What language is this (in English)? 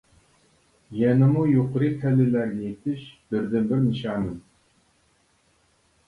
Uyghur